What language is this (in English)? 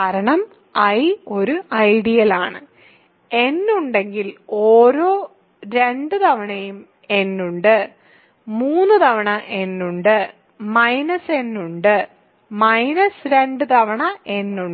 Malayalam